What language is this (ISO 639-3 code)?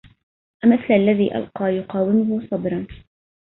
ara